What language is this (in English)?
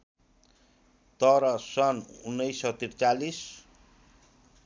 Nepali